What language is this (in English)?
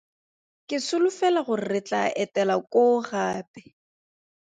Tswana